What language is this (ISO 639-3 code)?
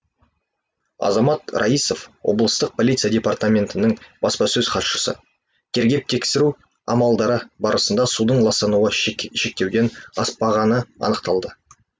kaz